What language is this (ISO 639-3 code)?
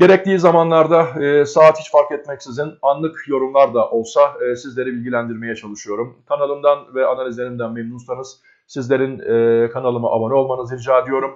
tur